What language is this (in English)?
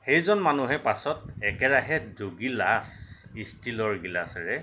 Assamese